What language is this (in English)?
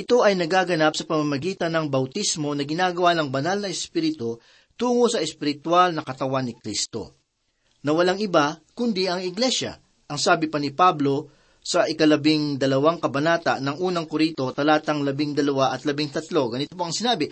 Filipino